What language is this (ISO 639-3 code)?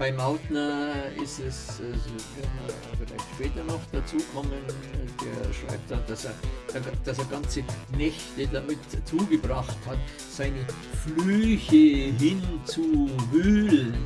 deu